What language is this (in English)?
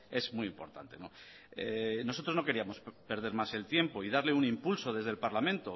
Spanish